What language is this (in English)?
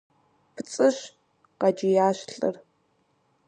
Kabardian